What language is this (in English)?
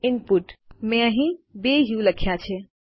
Gujarati